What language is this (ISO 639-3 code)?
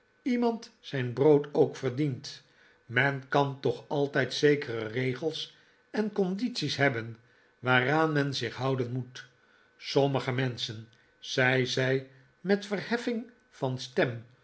nld